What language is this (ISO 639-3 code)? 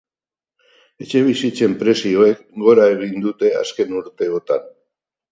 eus